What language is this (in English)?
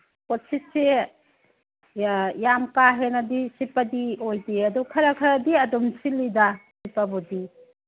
Manipuri